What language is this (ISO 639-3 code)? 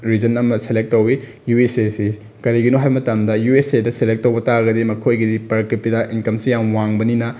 mni